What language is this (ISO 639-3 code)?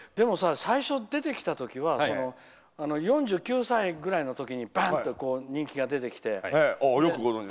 jpn